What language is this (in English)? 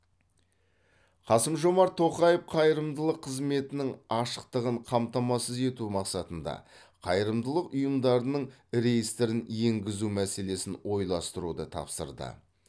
Kazakh